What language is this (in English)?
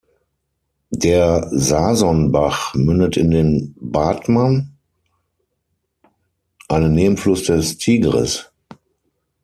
German